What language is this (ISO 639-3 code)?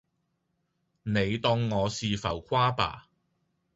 yue